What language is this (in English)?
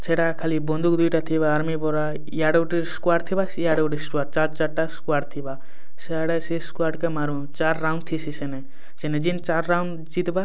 Odia